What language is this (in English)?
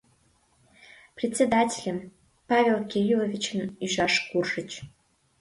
Mari